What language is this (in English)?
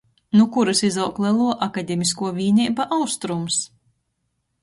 Latgalian